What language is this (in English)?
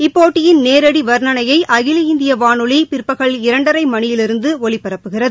Tamil